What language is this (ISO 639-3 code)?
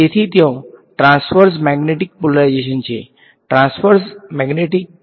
guj